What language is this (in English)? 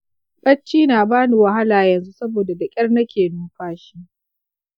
Hausa